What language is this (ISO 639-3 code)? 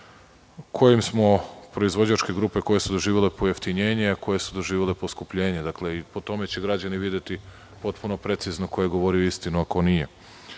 srp